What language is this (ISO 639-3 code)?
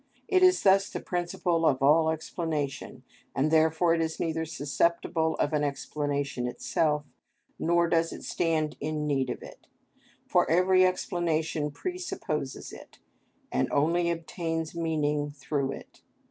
eng